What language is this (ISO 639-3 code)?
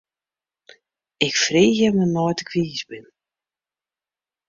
fry